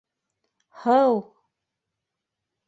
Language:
Bashkir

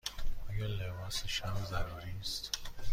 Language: Persian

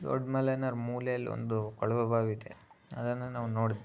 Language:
Kannada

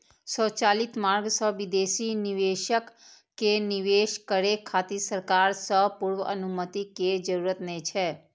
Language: Maithili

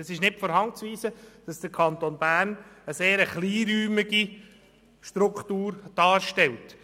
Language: Swiss German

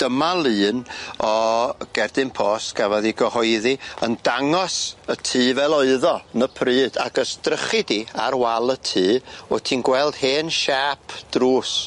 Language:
Welsh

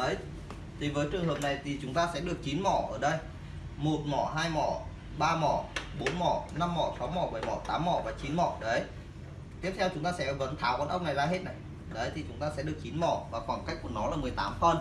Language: Vietnamese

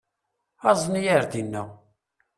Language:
Kabyle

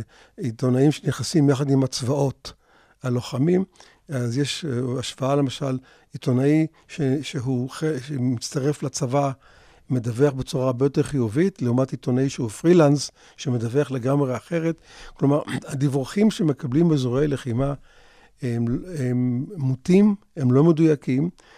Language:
Hebrew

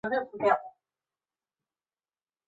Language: Chinese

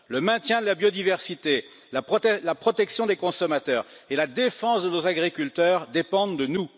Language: French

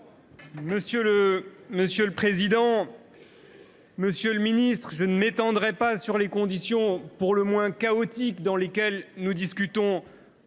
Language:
French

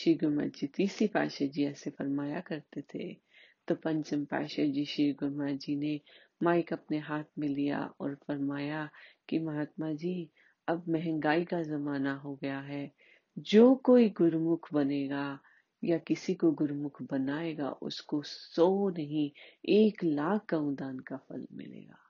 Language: Hindi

